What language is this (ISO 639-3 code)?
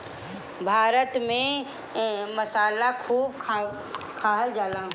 bho